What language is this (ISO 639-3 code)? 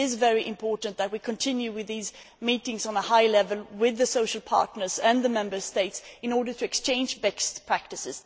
eng